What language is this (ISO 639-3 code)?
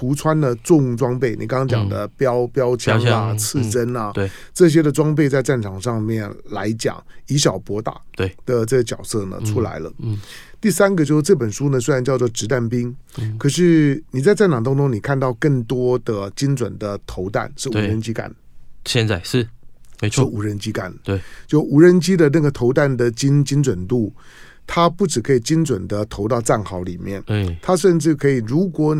zho